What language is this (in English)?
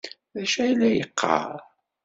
Kabyle